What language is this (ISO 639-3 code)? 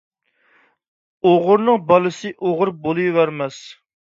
uig